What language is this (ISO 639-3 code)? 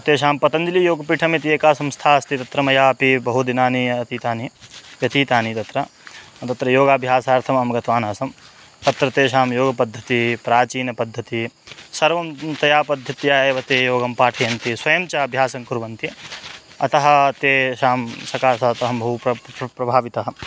san